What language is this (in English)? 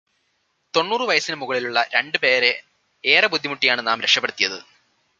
Malayalam